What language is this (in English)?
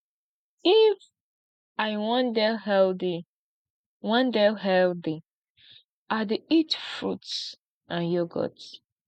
Nigerian Pidgin